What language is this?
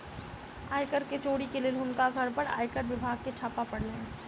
Maithili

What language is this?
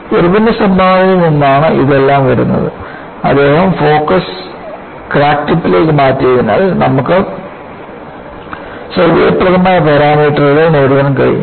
Malayalam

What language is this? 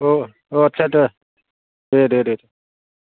Bodo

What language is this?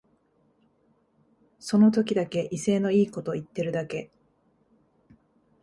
Japanese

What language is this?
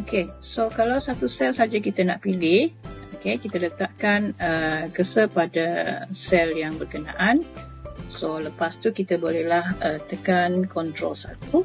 Malay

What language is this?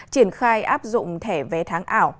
Vietnamese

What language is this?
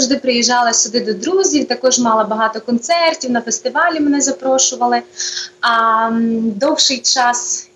Ukrainian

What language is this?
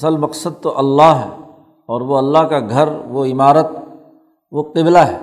Urdu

